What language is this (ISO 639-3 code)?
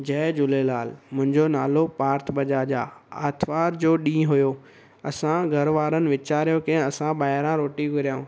snd